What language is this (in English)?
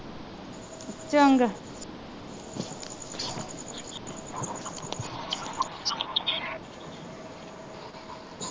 Punjabi